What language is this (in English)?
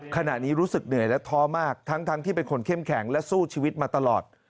Thai